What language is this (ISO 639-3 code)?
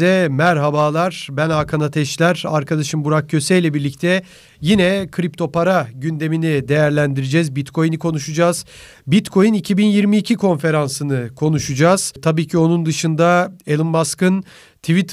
tur